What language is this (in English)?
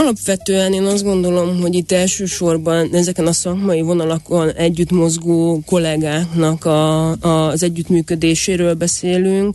Hungarian